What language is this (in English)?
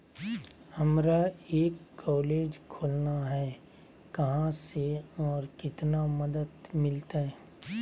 Magahi